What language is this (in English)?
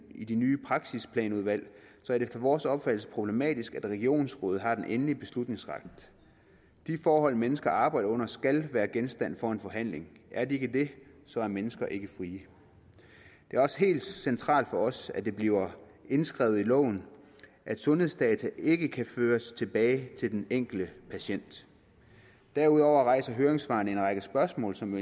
Danish